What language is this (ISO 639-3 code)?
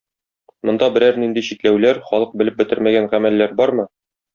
tat